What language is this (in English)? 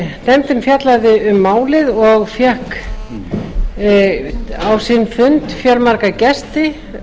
Icelandic